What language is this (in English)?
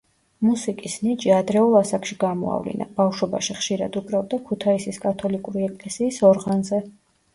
Georgian